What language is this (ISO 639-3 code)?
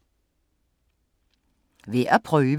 dan